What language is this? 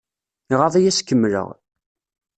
Kabyle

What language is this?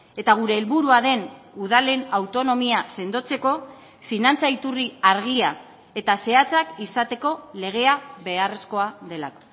Basque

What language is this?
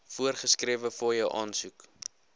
Afrikaans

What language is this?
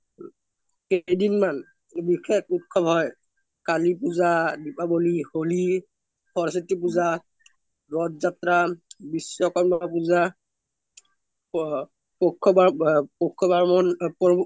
Assamese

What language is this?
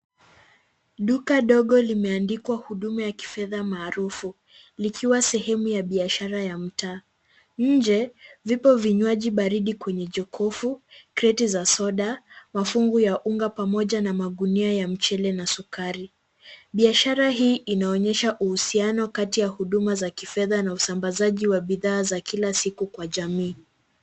Swahili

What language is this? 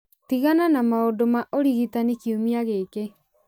Kikuyu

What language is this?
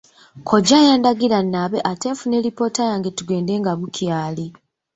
Ganda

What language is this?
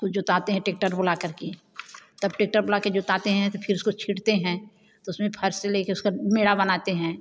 Hindi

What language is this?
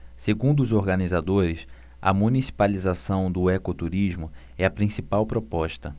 Portuguese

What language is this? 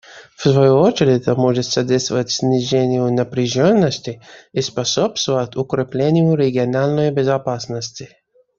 Russian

